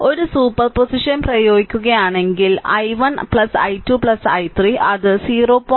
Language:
Malayalam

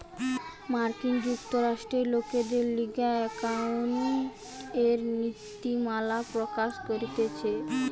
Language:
Bangla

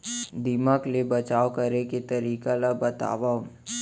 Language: Chhattisgarhi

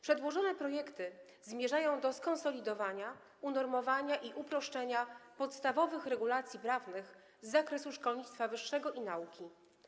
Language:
Polish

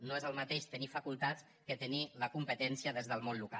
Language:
Catalan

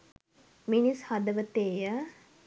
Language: Sinhala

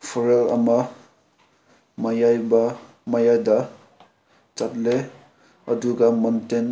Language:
Manipuri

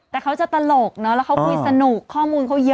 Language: Thai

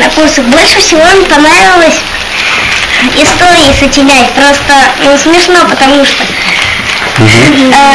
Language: Russian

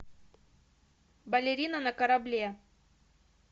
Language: Russian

